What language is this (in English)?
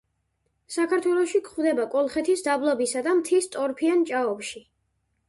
Georgian